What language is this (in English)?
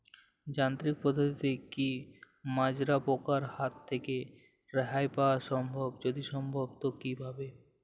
Bangla